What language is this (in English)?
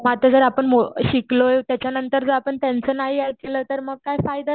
Marathi